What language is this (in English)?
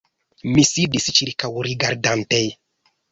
Esperanto